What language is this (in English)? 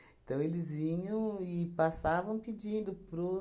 Portuguese